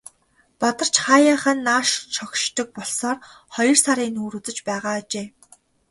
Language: Mongolian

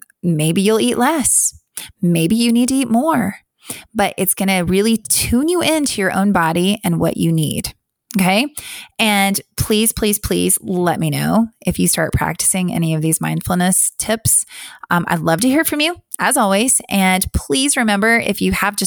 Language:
English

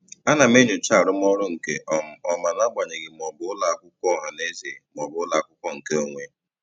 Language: Igbo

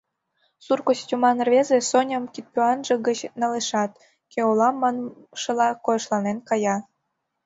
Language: Mari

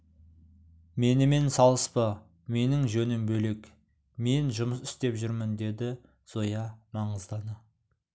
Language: Kazakh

